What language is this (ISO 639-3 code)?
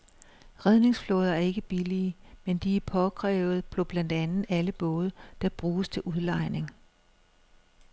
dan